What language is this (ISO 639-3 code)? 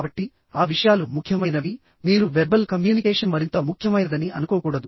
tel